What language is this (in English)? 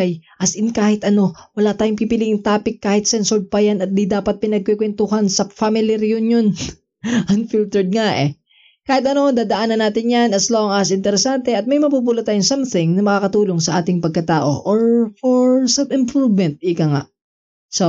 Filipino